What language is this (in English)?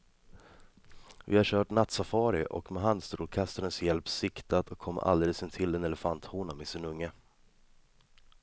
Swedish